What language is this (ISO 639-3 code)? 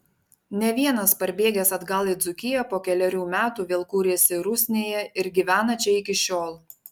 lit